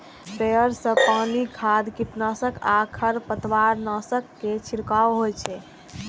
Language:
Maithili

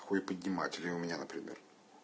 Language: Russian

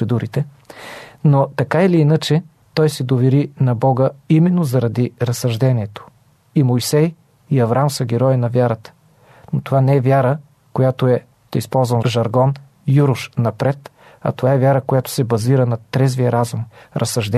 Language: Bulgarian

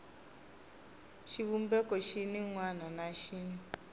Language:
Tsonga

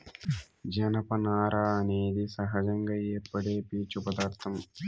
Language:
Telugu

